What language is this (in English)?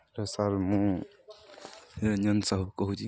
Odia